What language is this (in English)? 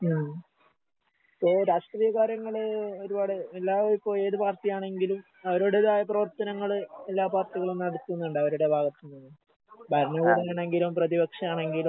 Malayalam